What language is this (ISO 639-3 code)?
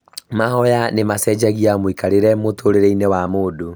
kik